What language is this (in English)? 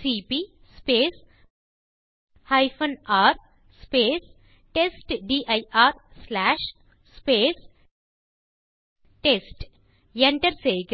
Tamil